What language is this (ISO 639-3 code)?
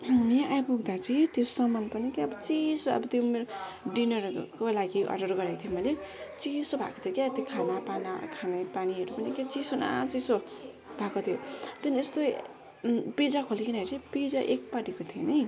nep